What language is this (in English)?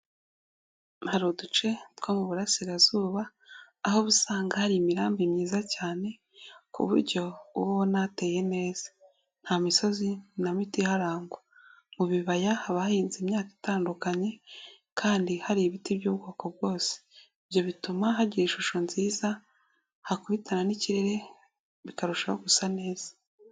Kinyarwanda